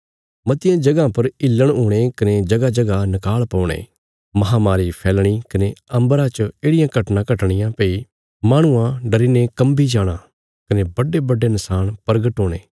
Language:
Bilaspuri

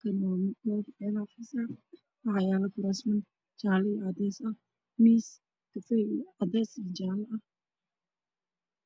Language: Somali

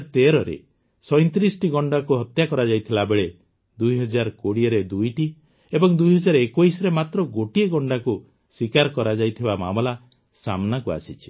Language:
Odia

